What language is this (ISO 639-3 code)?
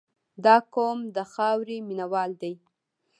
pus